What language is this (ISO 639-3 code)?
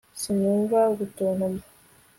kin